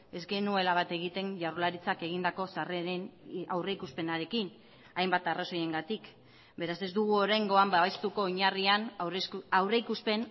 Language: Basque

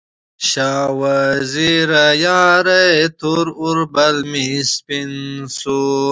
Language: Pashto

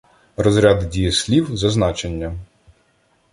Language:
Ukrainian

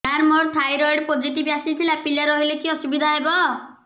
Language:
Odia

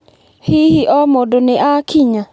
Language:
Kikuyu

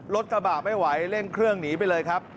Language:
Thai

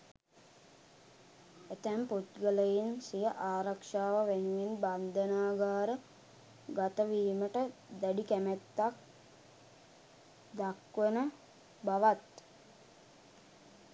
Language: Sinhala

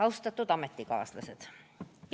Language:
Estonian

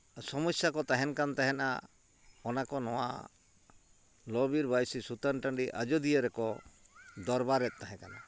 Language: Santali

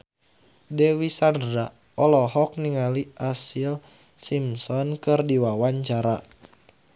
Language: Sundanese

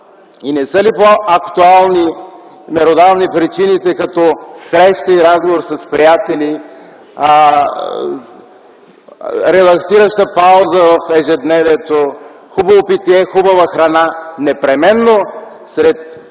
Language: Bulgarian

